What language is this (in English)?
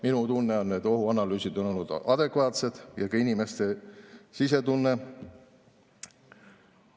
Estonian